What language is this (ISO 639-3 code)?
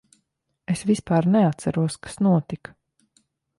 lav